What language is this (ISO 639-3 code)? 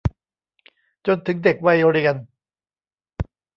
tha